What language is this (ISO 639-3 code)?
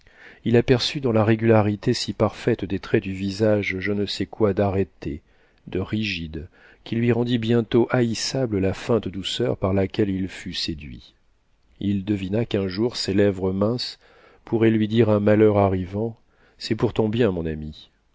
fra